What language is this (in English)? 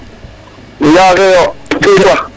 Serer